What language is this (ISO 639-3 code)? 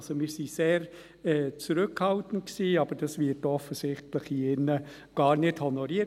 gsw